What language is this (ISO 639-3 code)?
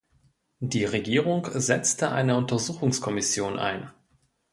deu